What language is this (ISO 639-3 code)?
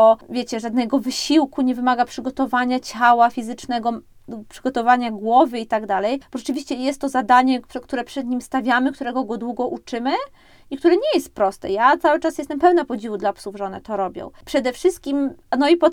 pol